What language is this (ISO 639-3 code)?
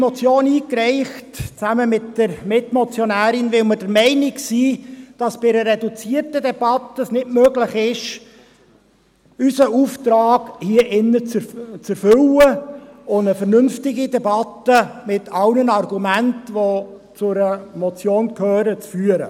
gsw